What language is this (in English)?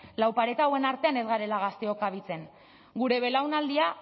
Basque